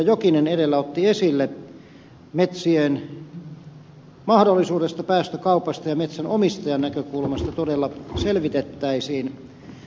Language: Finnish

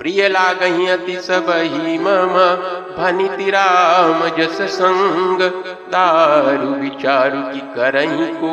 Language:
Hindi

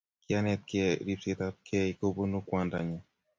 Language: Kalenjin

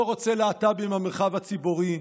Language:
Hebrew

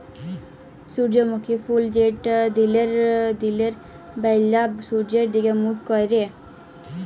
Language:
Bangla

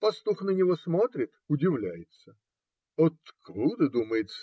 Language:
Russian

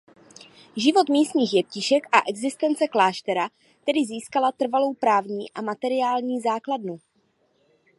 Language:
Czech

